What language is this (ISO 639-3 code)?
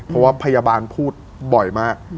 tha